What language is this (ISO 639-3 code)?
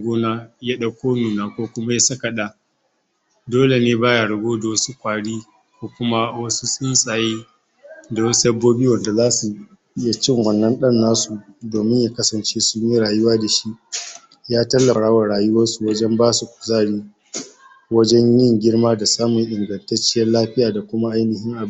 hau